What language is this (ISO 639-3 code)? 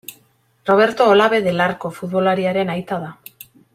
eus